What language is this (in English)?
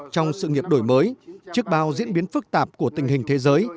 Vietnamese